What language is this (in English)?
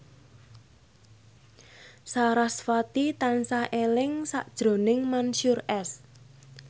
Javanese